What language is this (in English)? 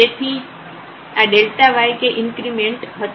Gujarati